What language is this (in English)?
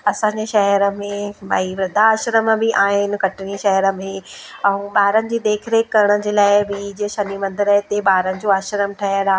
Sindhi